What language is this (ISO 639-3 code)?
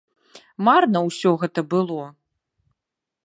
bel